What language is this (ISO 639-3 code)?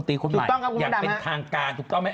tha